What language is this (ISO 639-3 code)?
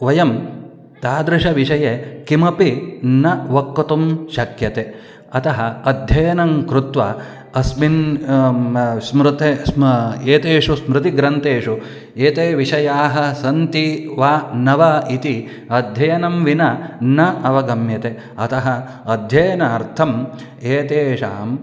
san